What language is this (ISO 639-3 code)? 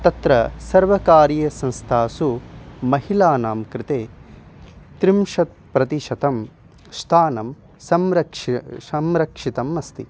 san